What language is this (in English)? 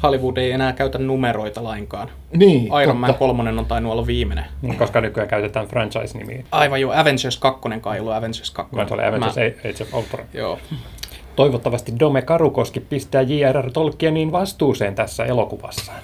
Finnish